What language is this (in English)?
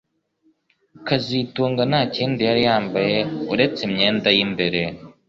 Kinyarwanda